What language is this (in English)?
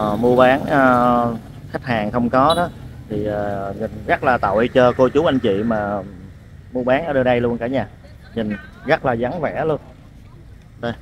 Vietnamese